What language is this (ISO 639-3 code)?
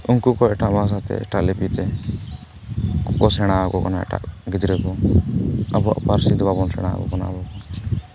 sat